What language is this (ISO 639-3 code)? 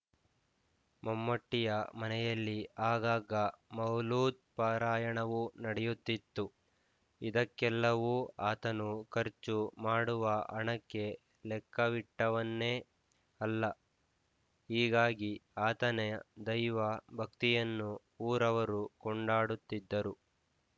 kan